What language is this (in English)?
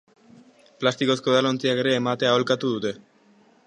Basque